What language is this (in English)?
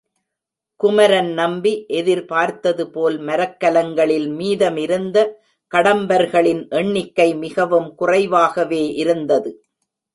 Tamil